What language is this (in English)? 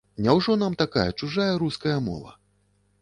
Belarusian